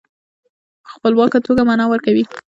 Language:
Pashto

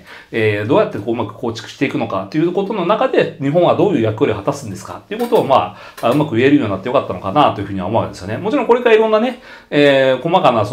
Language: Japanese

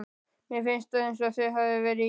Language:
Icelandic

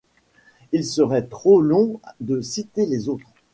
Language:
French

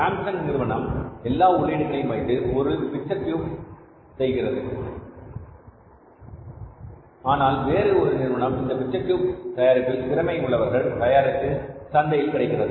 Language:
Tamil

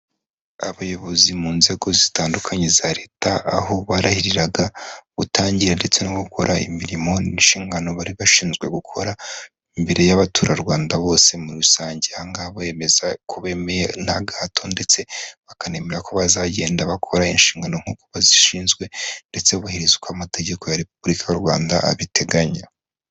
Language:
Kinyarwanda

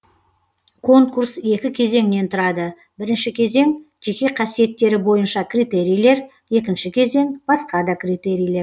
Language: Kazakh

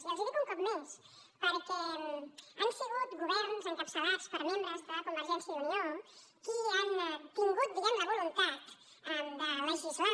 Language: Catalan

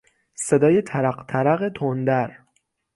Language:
Persian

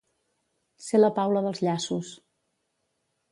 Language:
Catalan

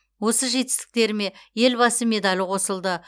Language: Kazakh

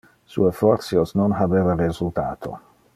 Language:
Interlingua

